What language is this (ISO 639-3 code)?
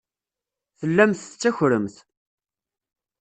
kab